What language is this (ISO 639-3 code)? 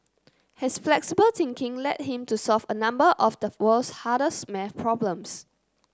eng